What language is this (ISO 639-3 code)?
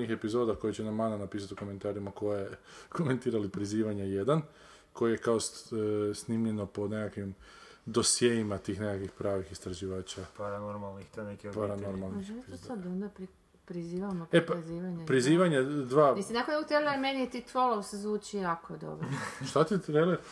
hrv